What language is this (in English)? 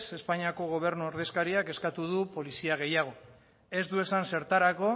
Basque